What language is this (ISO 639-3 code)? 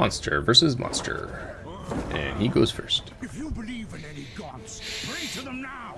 eng